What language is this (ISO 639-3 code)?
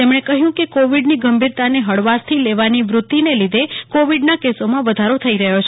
guj